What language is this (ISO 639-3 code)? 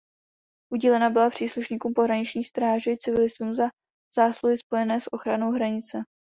ces